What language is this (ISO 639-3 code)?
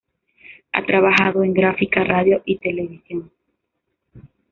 spa